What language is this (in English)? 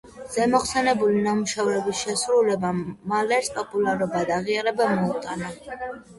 Georgian